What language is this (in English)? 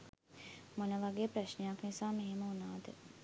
Sinhala